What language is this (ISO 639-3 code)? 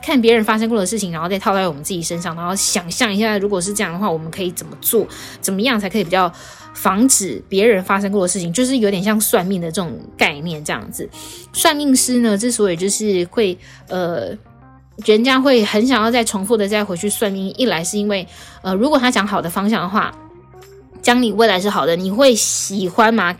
zho